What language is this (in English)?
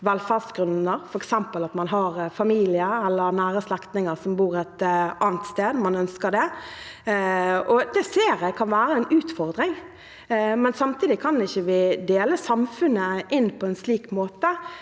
Norwegian